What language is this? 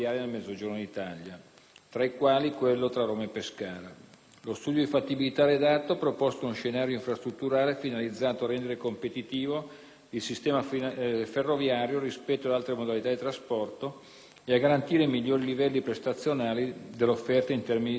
Italian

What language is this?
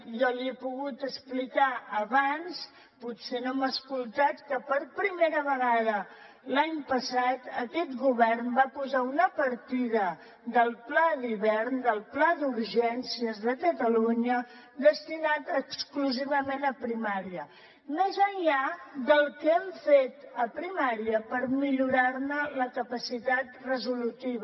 Catalan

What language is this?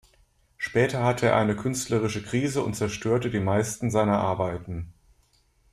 German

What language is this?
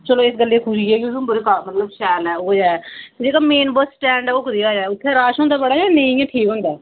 Dogri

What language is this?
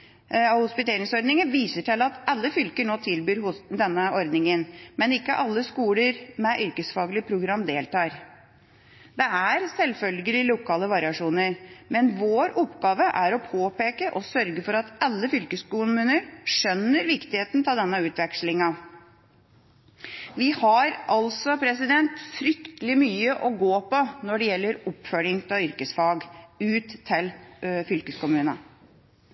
Norwegian Bokmål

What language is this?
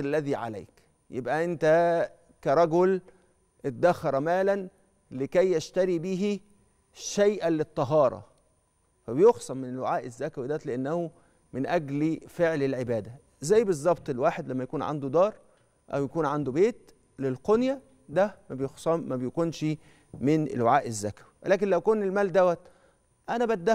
Arabic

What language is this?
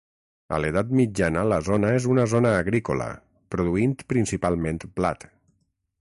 Catalan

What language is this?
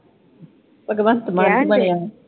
Punjabi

